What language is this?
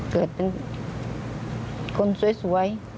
Thai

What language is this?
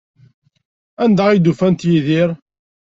Kabyle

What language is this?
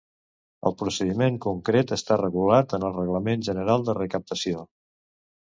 Catalan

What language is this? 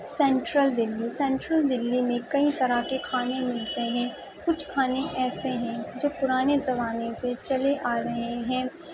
Urdu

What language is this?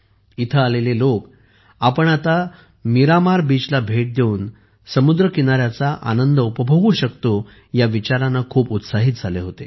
Marathi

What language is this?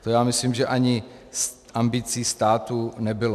Czech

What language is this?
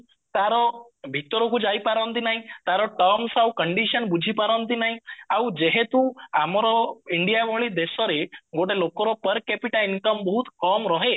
Odia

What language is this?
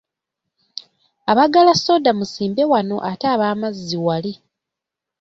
Ganda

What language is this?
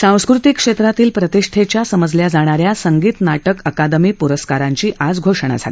Marathi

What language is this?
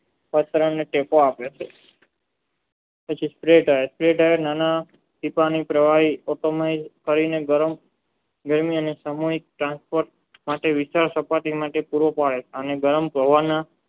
Gujarati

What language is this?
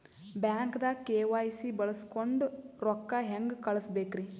Kannada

